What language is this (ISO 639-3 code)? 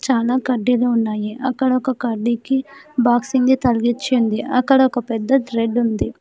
tel